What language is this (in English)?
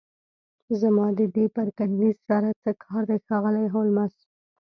Pashto